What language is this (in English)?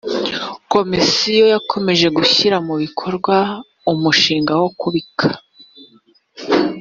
Kinyarwanda